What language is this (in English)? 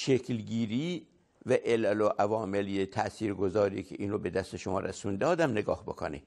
Persian